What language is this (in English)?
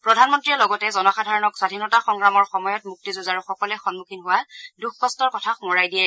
Assamese